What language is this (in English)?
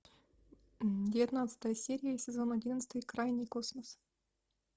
Russian